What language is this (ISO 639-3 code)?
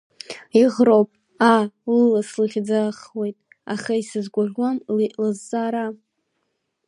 abk